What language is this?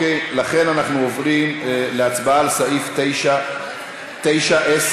Hebrew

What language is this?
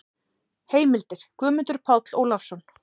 Icelandic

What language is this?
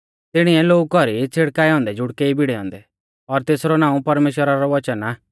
Mahasu Pahari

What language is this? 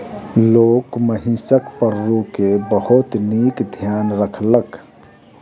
Maithili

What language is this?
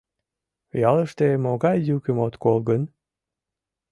Mari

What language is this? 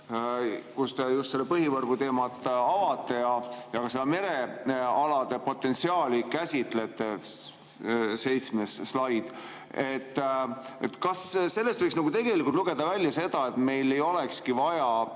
Estonian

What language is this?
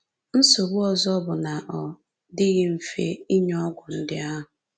Igbo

